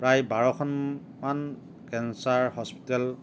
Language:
Assamese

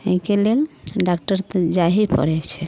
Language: Maithili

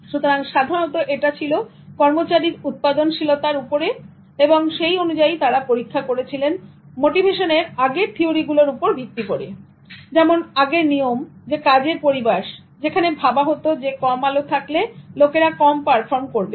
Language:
Bangla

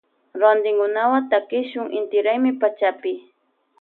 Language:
Loja Highland Quichua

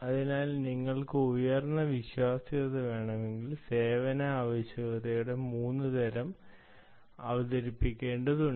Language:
Malayalam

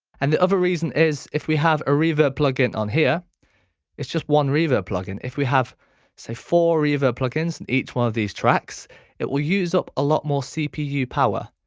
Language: English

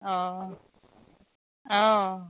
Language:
Assamese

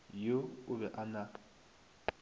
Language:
Northern Sotho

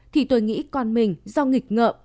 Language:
Vietnamese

